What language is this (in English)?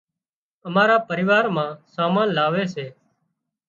Wadiyara Koli